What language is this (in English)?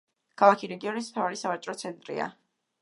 Georgian